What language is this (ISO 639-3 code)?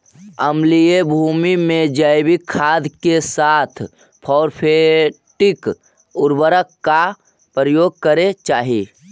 mag